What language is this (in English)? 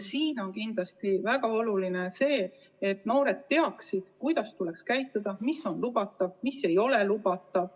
Estonian